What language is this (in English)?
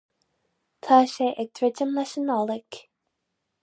Irish